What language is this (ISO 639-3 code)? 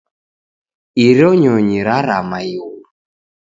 dav